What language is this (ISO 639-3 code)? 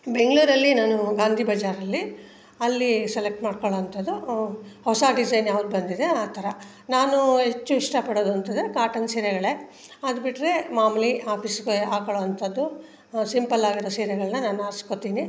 kan